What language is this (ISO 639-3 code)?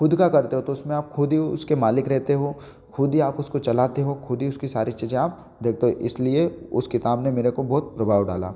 hin